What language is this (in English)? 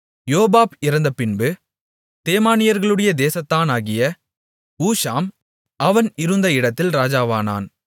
Tamil